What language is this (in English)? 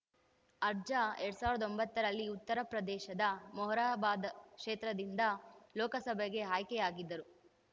Kannada